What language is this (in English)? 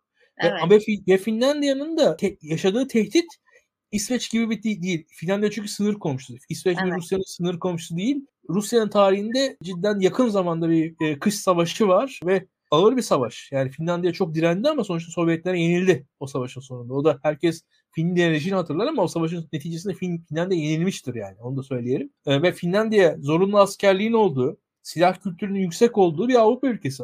Turkish